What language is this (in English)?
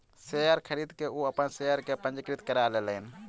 Maithili